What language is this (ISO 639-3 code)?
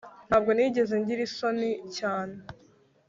kin